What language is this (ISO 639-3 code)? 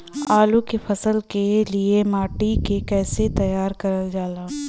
bho